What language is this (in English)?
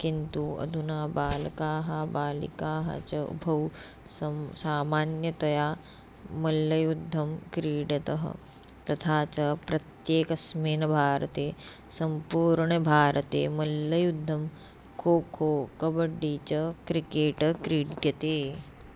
Sanskrit